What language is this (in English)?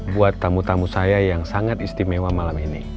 Indonesian